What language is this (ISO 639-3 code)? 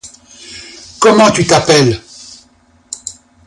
fra